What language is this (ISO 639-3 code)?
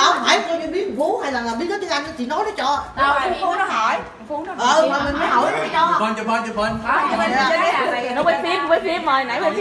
vie